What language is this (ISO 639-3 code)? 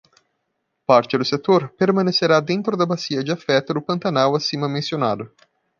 por